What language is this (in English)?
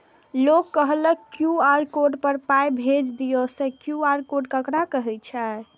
Maithili